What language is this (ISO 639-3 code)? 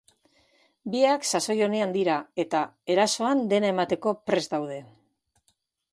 eus